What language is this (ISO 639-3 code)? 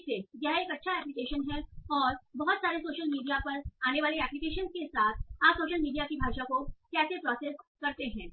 hin